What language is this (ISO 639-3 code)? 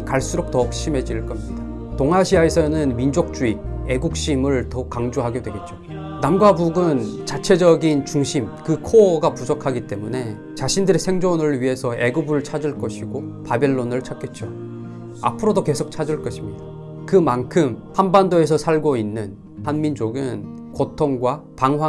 kor